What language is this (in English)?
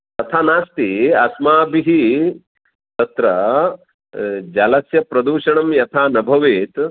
Sanskrit